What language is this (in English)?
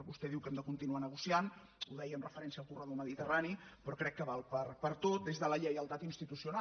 Catalan